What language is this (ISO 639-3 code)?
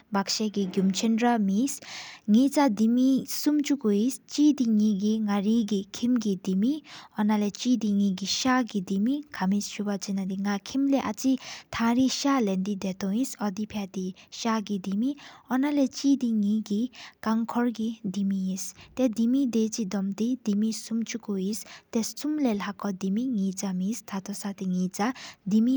sip